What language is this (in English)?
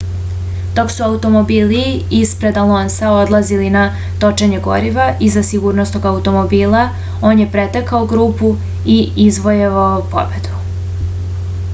Serbian